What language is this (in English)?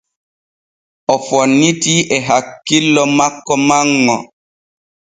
Borgu Fulfulde